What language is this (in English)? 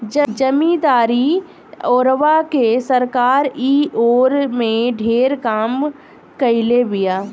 Bhojpuri